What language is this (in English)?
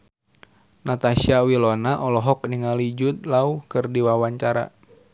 Sundanese